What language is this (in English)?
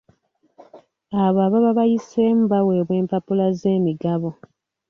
Ganda